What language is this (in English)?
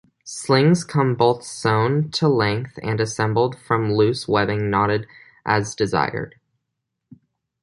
English